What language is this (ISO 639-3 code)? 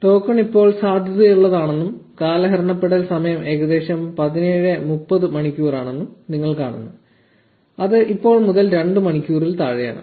mal